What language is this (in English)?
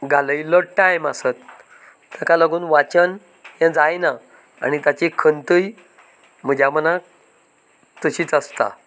Konkani